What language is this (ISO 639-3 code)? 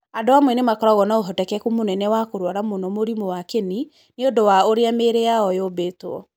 kik